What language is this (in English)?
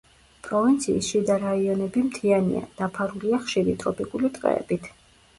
Georgian